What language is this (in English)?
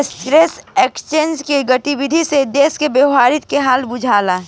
Bhojpuri